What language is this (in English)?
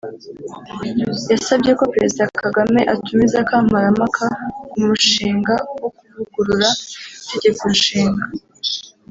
Kinyarwanda